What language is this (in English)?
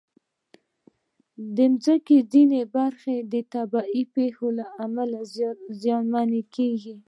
Pashto